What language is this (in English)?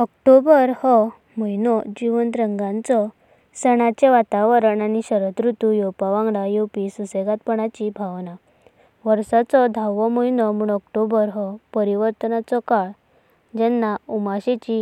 Konkani